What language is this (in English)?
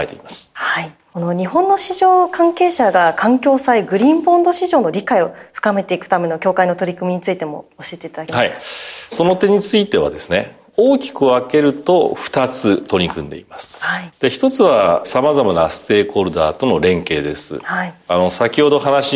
Japanese